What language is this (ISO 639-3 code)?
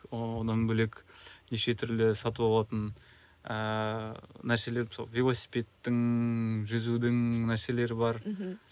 kaz